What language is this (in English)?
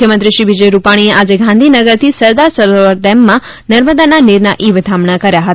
Gujarati